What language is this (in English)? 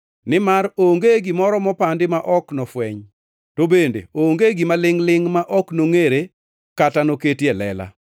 Luo (Kenya and Tanzania)